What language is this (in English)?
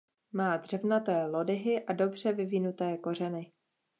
Czech